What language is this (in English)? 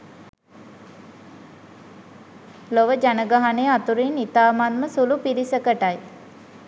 Sinhala